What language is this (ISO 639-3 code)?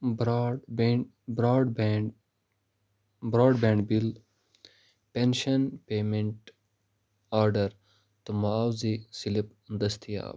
kas